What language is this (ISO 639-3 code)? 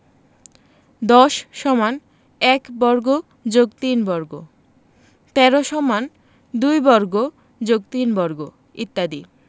ben